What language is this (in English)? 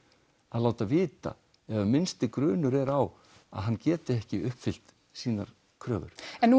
Icelandic